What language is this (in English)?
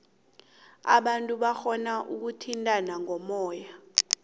South Ndebele